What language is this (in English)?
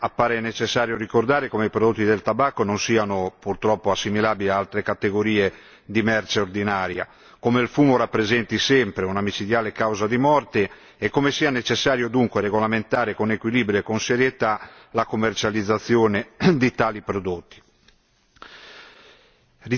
Italian